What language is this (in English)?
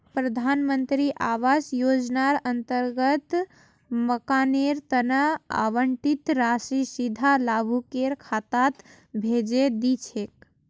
Magahi